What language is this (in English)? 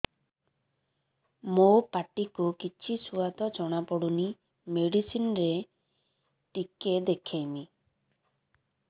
Odia